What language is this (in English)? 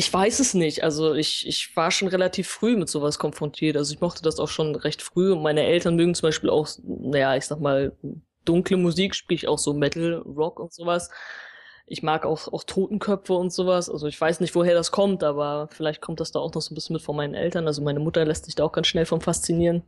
German